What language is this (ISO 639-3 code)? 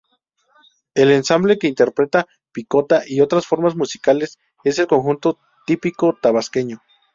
spa